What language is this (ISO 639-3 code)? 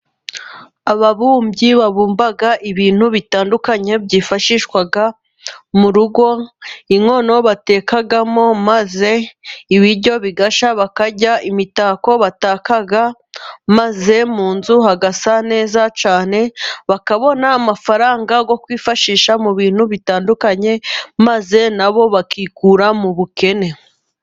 kin